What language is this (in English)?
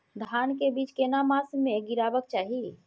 Maithili